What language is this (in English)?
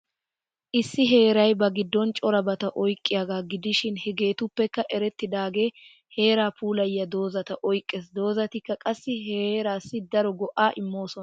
Wolaytta